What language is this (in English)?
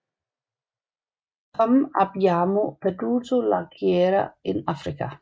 Danish